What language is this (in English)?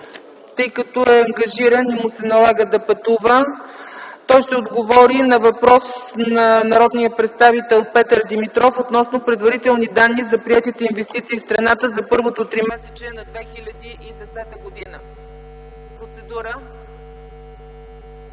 Bulgarian